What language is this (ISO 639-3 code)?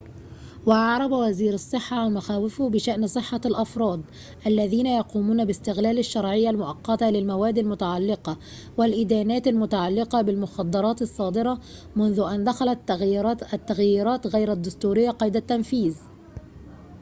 ara